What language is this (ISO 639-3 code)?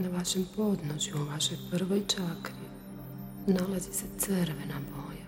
hrv